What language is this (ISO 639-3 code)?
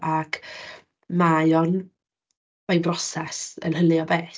cym